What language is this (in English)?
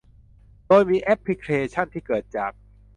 Thai